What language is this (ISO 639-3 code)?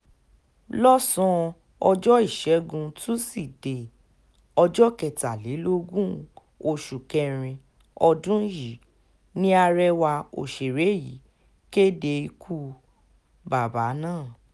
yor